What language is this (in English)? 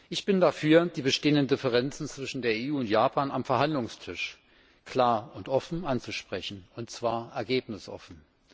German